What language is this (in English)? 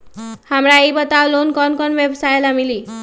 Magahi